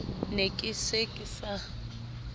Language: Southern Sotho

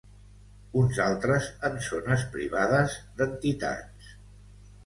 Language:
Catalan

